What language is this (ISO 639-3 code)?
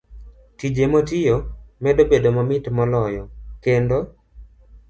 luo